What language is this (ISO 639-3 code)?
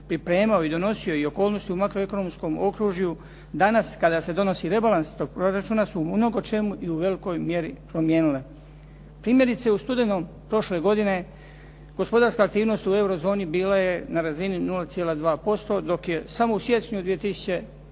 hrv